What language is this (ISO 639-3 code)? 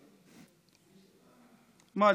heb